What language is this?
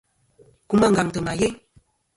Kom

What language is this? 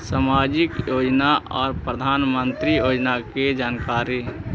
Magahi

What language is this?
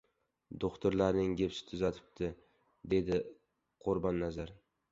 Uzbek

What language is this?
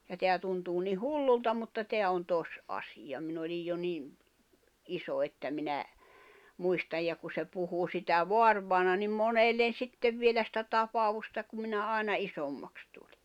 Finnish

